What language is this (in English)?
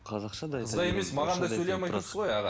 Kazakh